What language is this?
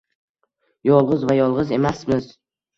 Uzbek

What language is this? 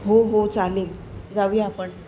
Marathi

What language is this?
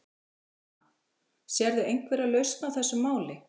Icelandic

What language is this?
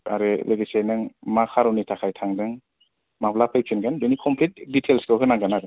Bodo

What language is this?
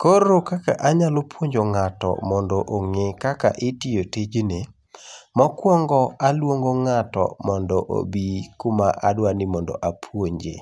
Luo (Kenya and Tanzania)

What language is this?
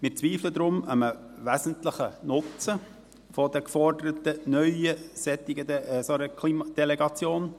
Swiss German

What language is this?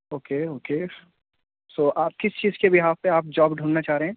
Urdu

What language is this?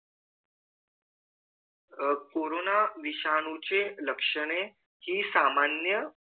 Marathi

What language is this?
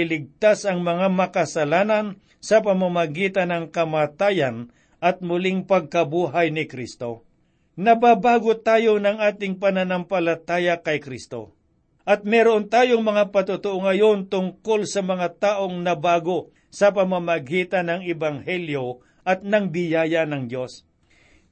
Filipino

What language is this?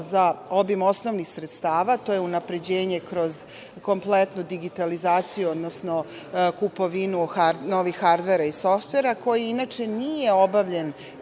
Serbian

